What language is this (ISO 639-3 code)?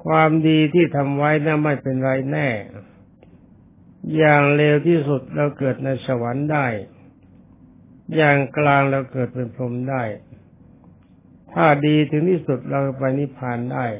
tha